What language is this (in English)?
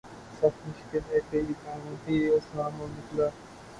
Urdu